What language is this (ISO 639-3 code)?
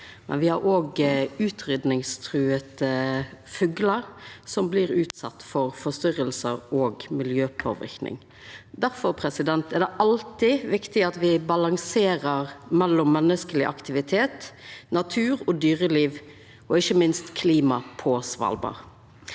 nor